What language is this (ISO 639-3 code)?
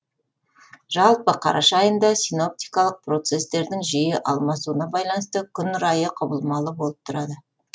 kaz